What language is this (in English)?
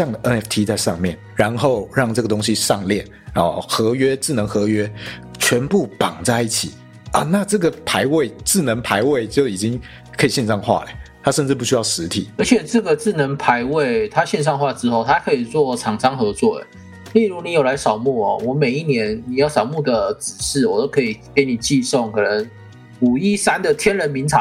Chinese